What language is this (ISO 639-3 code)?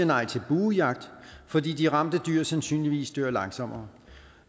dan